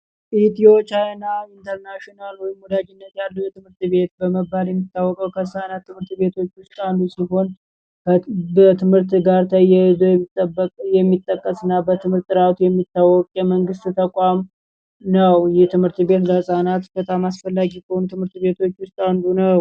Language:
Amharic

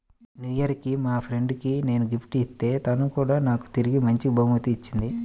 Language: Telugu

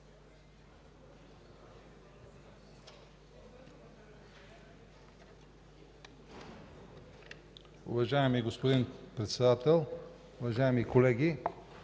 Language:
Bulgarian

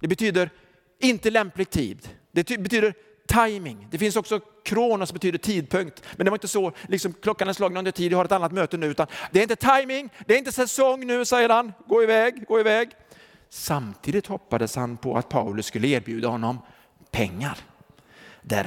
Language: Swedish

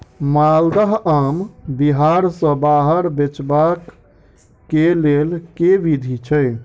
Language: Maithili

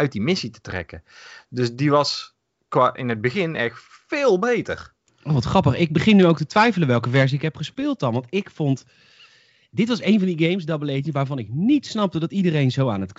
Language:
Dutch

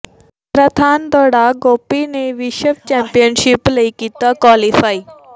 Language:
Punjabi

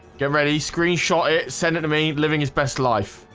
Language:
English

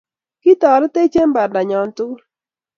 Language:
Kalenjin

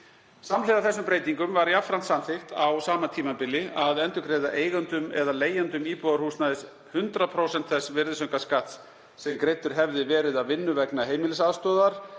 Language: Icelandic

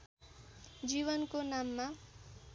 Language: Nepali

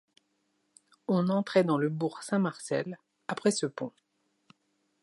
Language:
French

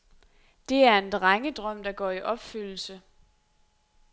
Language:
Danish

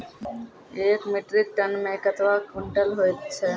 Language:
Maithili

